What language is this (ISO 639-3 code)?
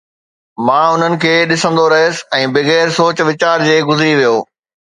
snd